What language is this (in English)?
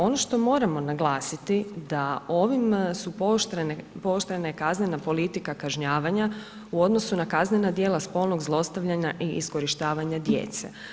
Croatian